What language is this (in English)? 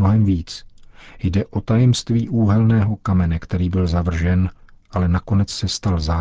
Czech